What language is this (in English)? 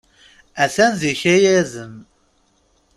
Kabyle